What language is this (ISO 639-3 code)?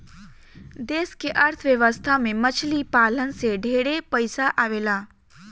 bho